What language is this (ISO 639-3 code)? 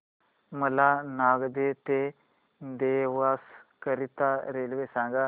mar